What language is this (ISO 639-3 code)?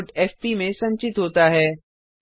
hin